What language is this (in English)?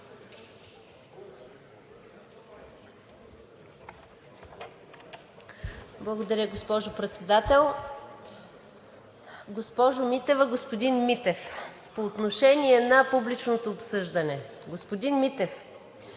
Bulgarian